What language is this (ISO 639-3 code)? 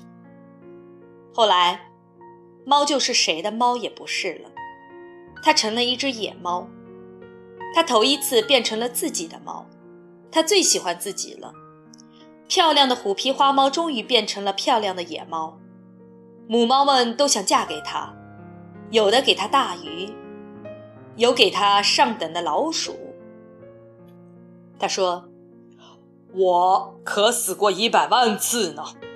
zho